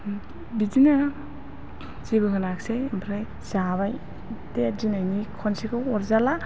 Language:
Bodo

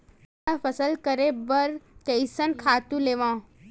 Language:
Chhattisgarhi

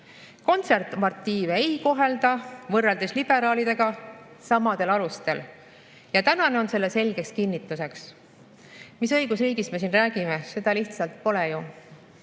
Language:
Estonian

